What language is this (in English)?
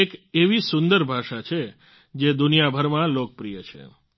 Gujarati